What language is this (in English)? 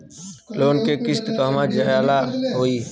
Bhojpuri